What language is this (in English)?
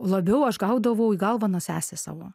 Lithuanian